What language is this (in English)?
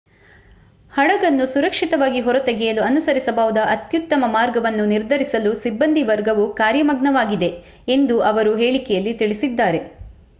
Kannada